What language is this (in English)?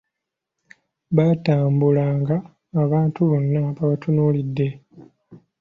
Ganda